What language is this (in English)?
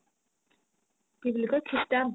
Assamese